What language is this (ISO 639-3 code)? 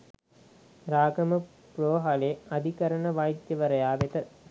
sin